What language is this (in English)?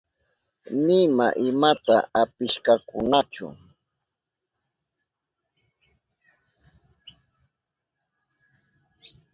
Southern Pastaza Quechua